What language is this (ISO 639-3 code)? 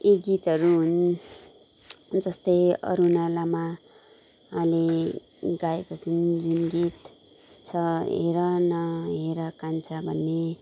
nep